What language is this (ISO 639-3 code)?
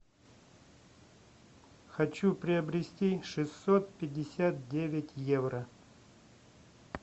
rus